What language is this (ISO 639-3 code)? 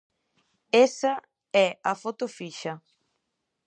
glg